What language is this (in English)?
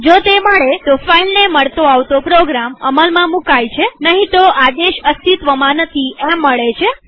Gujarati